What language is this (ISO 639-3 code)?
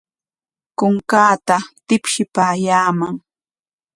qwa